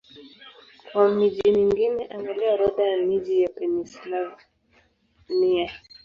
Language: Swahili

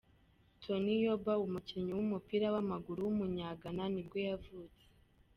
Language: Kinyarwanda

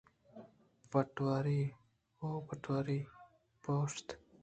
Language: Eastern Balochi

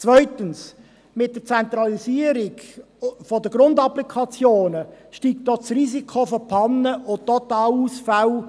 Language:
Swiss German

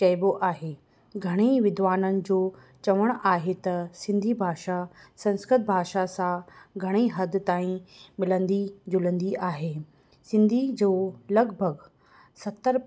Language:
Sindhi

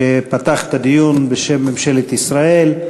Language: Hebrew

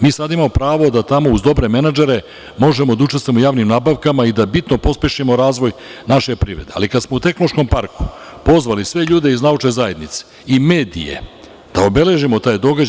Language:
Serbian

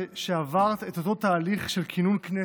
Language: Hebrew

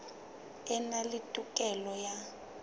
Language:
Southern Sotho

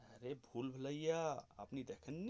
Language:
Bangla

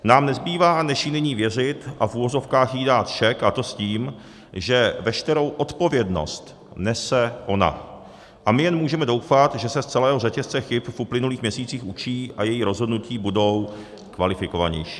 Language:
Czech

